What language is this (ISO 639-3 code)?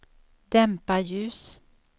swe